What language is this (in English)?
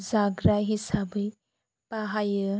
Bodo